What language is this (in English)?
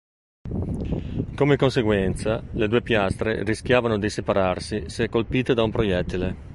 Italian